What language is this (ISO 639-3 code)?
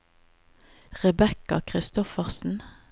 nor